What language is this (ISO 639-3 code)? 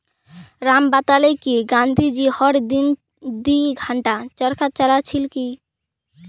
mag